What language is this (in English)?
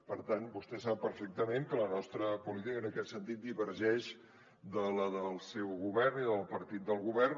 Catalan